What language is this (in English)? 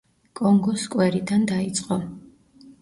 Georgian